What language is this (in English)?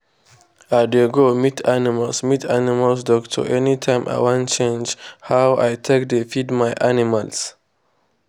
Nigerian Pidgin